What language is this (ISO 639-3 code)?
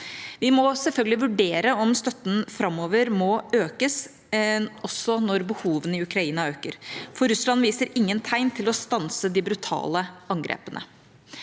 nor